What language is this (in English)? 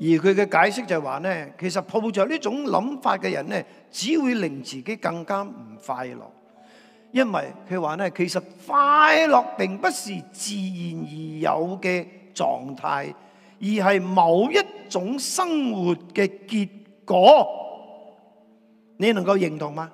Chinese